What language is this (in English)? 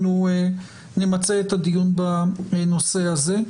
Hebrew